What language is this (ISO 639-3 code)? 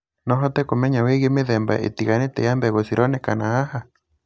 kik